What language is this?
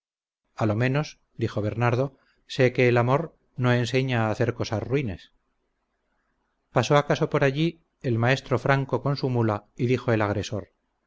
Spanish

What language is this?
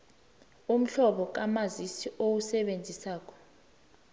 South Ndebele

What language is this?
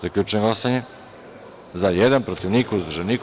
Serbian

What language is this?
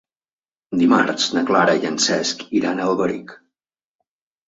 Catalan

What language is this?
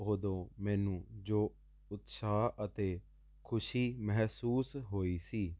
Punjabi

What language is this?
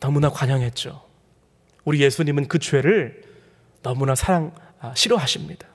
Korean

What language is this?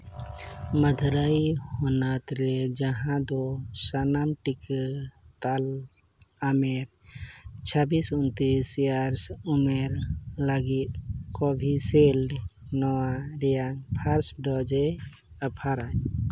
Santali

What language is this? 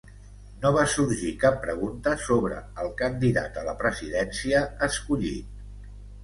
Catalan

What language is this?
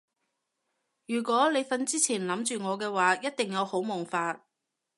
Cantonese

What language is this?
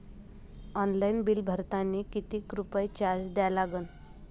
Marathi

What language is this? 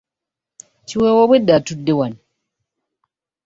Ganda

